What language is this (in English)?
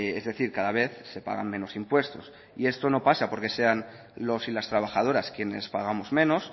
Spanish